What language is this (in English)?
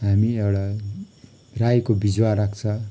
Nepali